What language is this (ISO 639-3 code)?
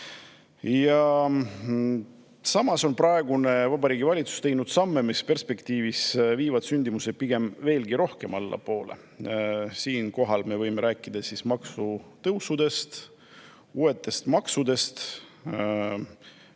est